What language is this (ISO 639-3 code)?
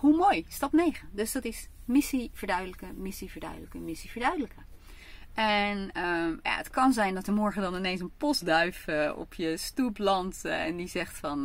nld